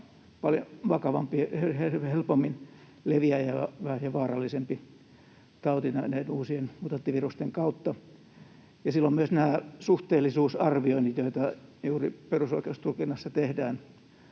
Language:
Finnish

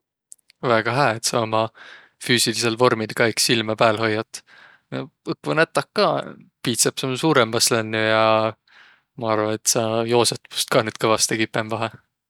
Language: Võro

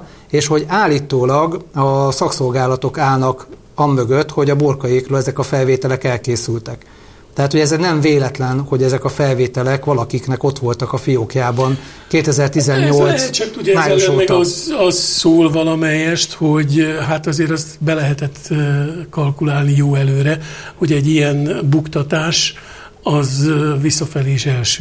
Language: Hungarian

